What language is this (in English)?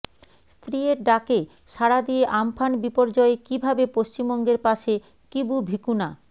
Bangla